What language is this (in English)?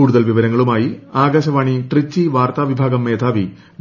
Malayalam